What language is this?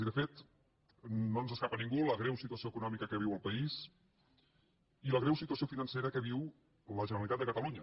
Catalan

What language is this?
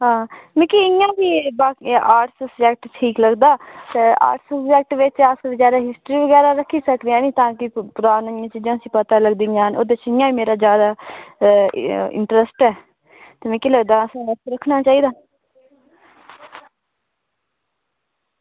Dogri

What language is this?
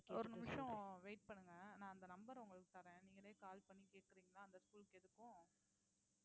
Tamil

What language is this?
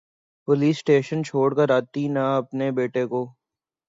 Urdu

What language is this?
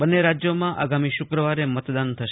Gujarati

